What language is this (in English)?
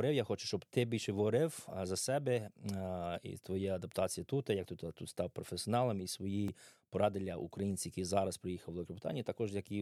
Ukrainian